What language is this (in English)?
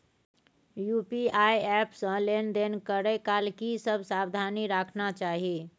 Maithili